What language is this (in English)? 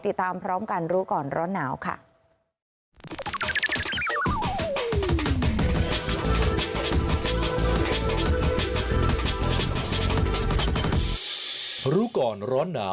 Thai